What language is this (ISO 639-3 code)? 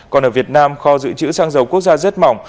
vie